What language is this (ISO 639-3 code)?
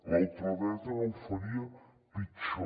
cat